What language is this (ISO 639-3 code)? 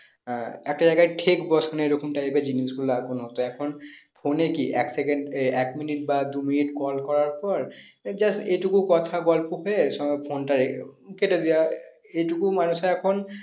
ben